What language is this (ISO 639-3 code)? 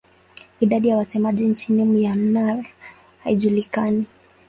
swa